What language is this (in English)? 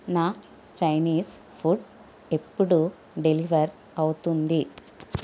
Telugu